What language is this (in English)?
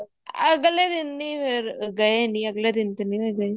Punjabi